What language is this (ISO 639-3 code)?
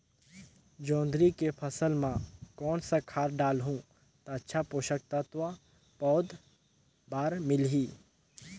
hne